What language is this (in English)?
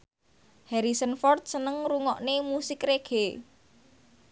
Javanese